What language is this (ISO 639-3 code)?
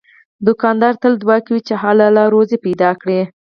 pus